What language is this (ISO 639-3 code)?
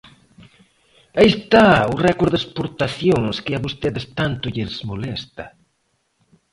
glg